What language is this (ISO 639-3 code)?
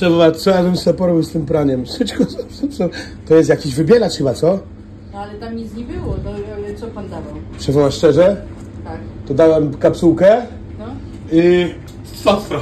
pol